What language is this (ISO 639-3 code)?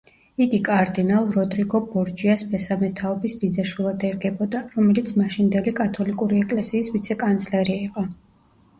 kat